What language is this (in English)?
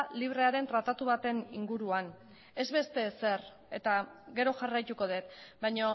Basque